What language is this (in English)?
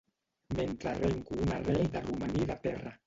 Catalan